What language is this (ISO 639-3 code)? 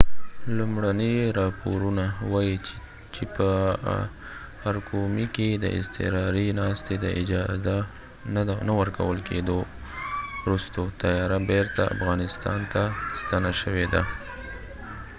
pus